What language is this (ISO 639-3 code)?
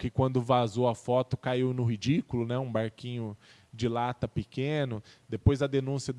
por